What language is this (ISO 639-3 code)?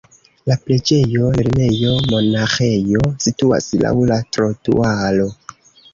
epo